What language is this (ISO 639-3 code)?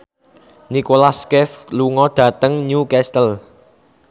jav